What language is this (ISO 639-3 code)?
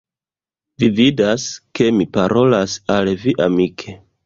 epo